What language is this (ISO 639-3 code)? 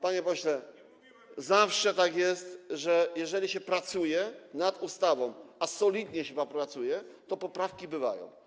pol